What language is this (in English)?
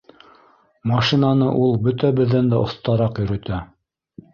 Bashkir